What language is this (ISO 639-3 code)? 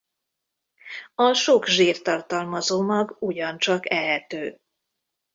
hun